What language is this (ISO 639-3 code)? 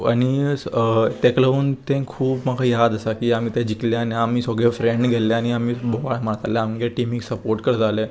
kok